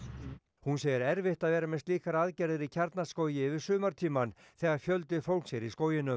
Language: Icelandic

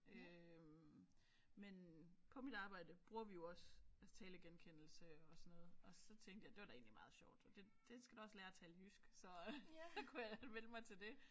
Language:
Danish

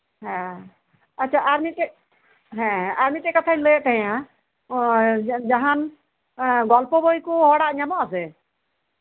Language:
Santali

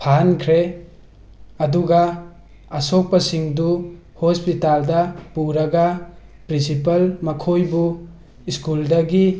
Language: Manipuri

